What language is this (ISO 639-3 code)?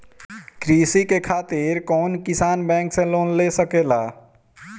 bho